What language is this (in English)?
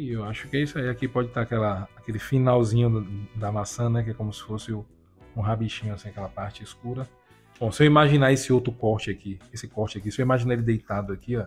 Portuguese